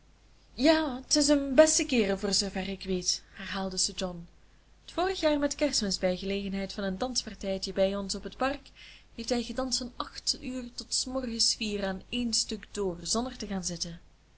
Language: Dutch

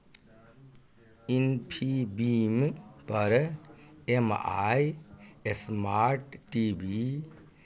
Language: Maithili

